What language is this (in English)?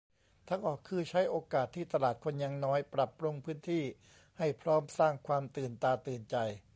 Thai